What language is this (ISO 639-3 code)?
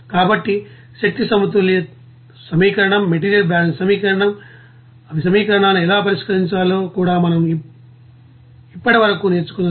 tel